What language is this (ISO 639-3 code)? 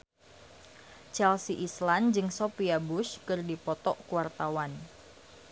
sun